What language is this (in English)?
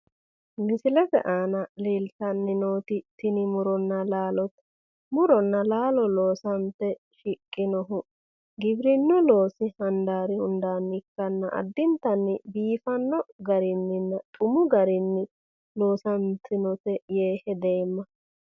Sidamo